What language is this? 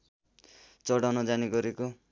Nepali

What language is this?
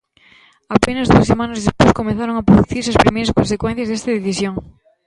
Galician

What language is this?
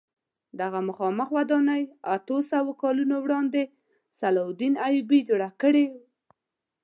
Pashto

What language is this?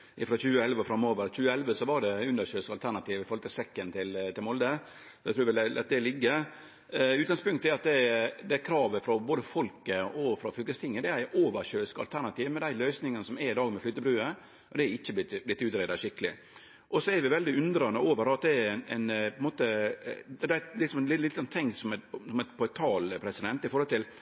Norwegian Nynorsk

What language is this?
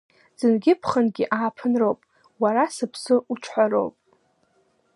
Abkhazian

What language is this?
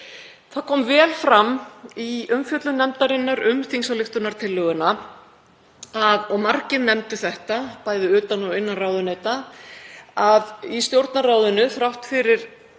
Icelandic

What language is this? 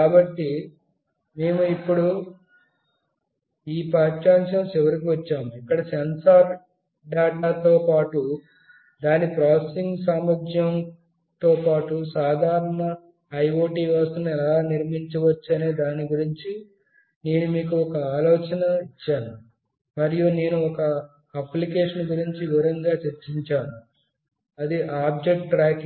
Telugu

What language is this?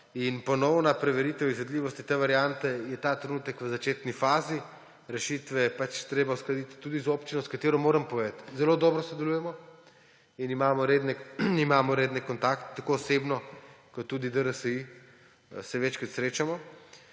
Slovenian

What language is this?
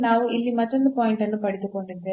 Kannada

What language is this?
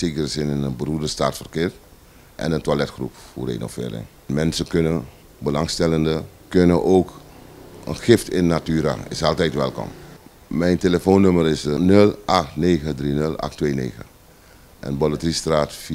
Dutch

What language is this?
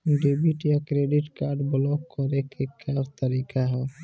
Bhojpuri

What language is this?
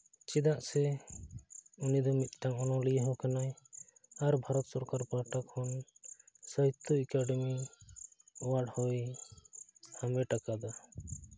Santali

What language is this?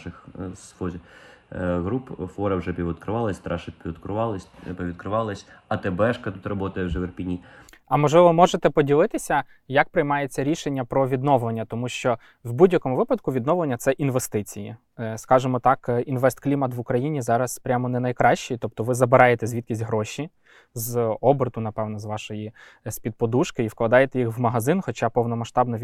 Ukrainian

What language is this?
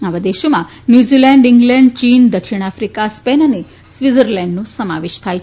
Gujarati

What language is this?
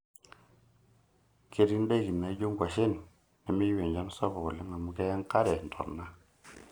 Masai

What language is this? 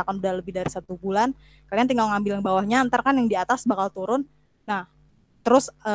Indonesian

